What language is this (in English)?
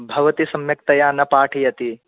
Sanskrit